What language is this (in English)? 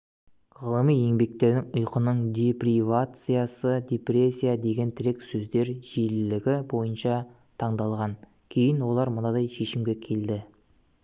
Kazakh